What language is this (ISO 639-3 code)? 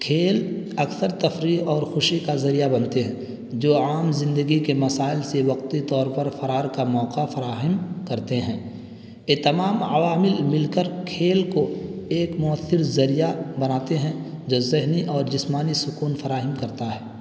urd